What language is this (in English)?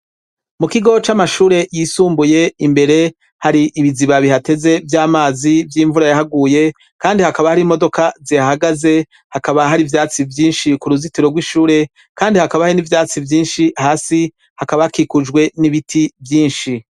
Rundi